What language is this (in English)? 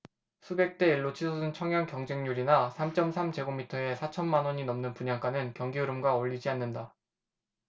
Korean